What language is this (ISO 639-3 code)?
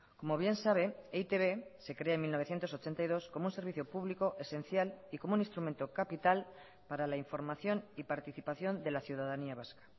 spa